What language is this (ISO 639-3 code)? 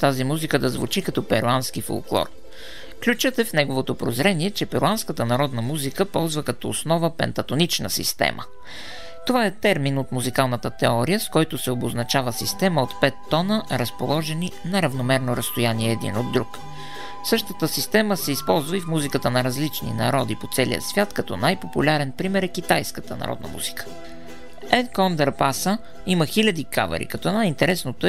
bul